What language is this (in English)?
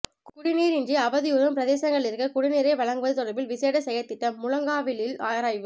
Tamil